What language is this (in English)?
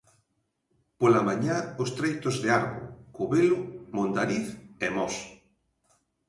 Galician